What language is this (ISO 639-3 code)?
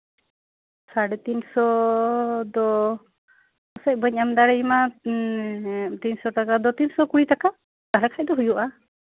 sat